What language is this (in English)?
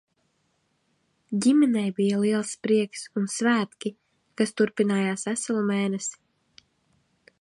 Latvian